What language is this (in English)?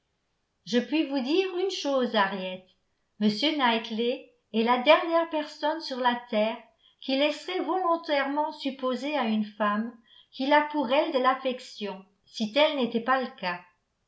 French